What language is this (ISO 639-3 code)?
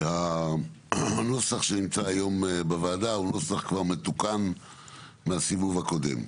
heb